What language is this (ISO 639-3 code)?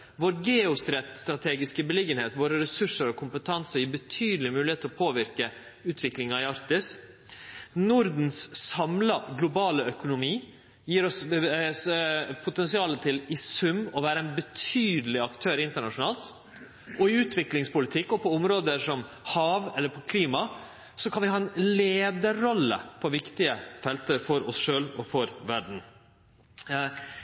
nno